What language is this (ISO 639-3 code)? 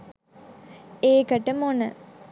sin